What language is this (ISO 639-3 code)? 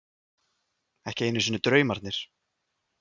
isl